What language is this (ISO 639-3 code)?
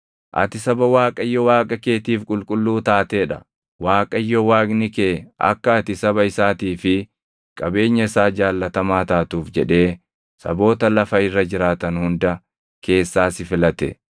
orm